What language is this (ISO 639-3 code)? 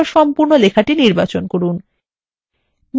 ben